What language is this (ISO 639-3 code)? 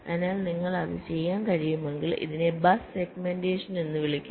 mal